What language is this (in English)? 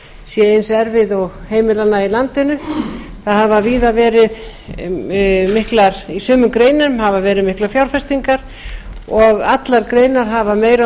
Icelandic